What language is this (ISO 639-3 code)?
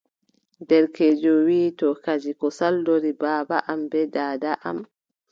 fub